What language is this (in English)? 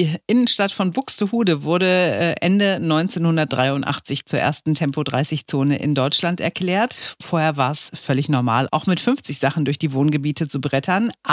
German